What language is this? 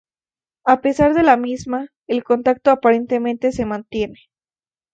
Spanish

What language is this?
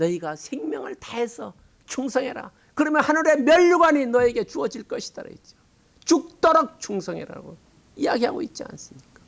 Korean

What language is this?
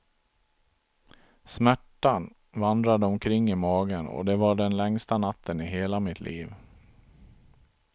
Swedish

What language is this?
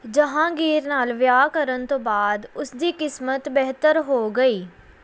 Punjabi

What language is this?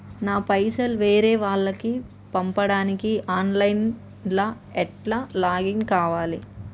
Telugu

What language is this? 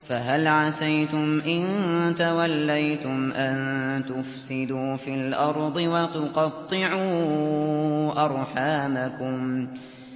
Arabic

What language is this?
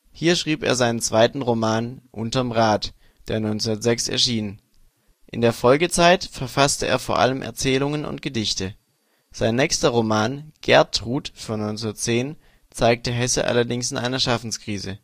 German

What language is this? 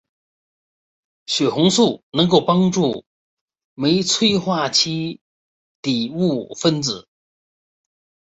Chinese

